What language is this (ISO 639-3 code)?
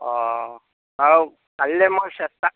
asm